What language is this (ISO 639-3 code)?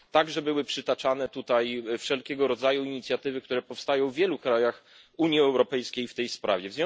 pol